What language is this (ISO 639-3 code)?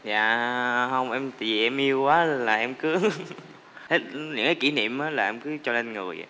vie